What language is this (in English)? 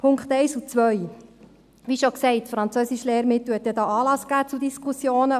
Swiss German